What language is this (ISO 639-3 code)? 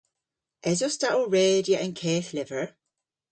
cor